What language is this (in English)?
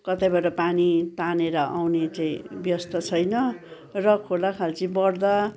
Nepali